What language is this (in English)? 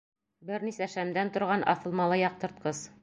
Bashkir